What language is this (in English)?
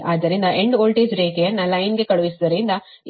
Kannada